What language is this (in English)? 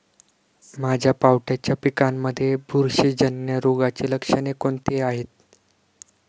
Marathi